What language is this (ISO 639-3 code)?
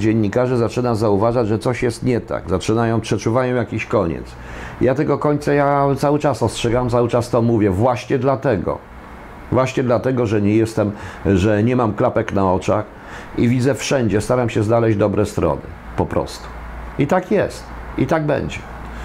pol